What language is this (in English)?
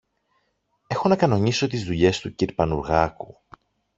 Greek